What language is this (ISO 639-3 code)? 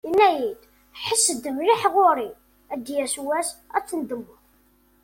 kab